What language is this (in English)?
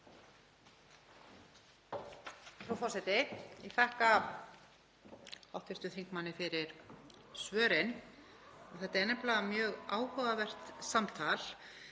Icelandic